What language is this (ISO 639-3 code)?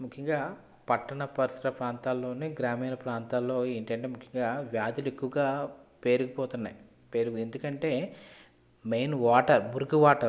tel